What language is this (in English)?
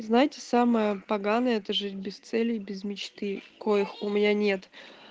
Russian